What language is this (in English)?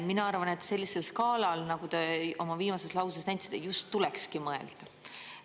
Estonian